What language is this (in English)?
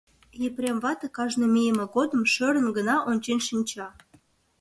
Mari